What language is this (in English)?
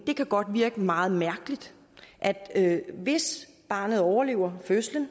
Danish